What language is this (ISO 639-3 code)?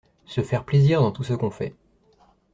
fra